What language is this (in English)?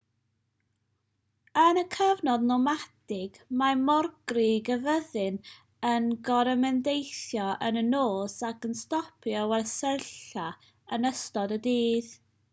Welsh